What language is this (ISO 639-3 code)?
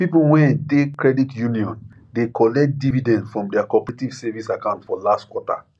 pcm